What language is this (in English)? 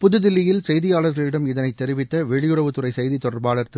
Tamil